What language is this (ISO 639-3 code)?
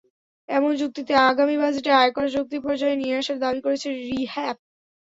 ben